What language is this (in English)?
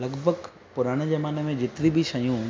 Sindhi